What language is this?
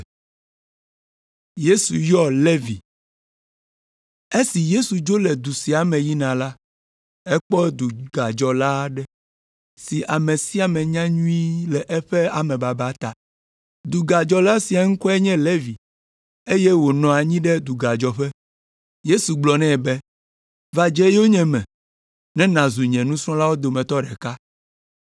Ewe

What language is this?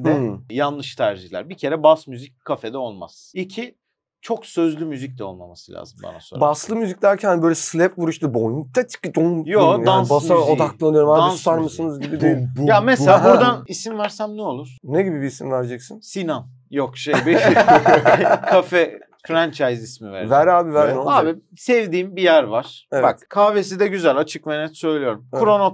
Turkish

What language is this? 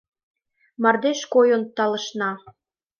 Mari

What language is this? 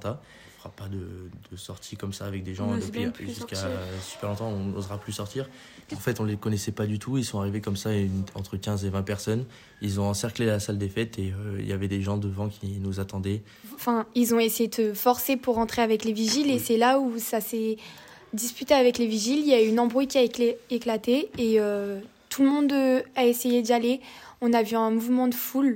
French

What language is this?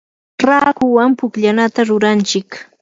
Yanahuanca Pasco Quechua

